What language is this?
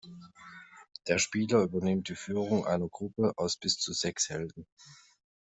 German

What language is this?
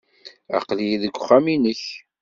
Kabyle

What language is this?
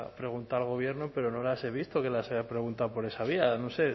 Spanish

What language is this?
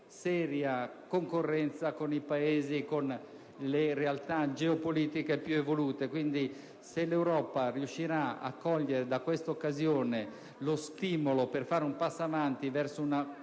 Italian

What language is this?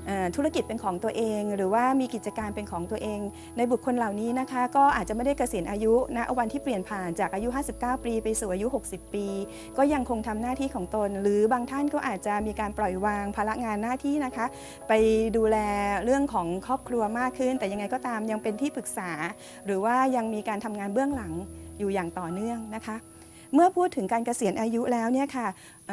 Thai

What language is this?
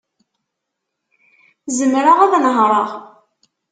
Kabyle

